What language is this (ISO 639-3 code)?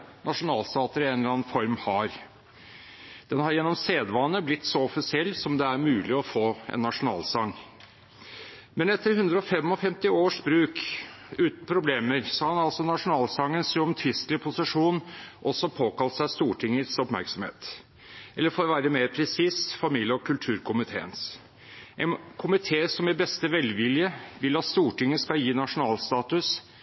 nob